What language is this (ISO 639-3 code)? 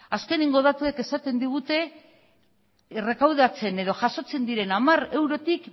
eus